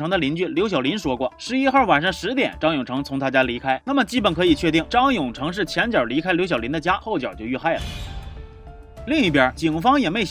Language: Chinese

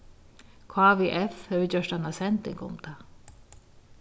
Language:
Faroese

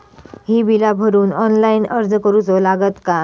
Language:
Marathi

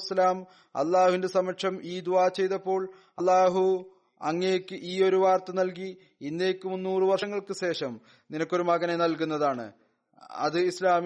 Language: Malayalam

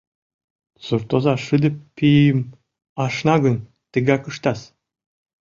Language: Mari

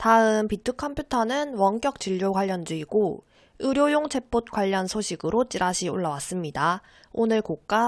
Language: Korean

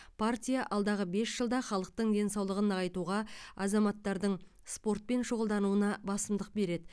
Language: Kazakh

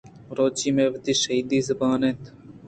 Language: Eastern Balochi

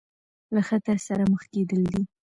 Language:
Pashto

